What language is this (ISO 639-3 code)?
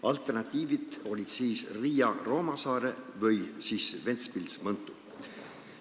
est